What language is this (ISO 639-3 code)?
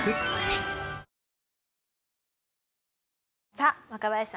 jpn